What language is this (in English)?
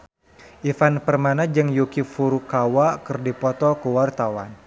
Sundanese